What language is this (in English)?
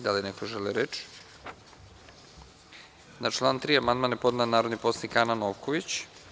Serbian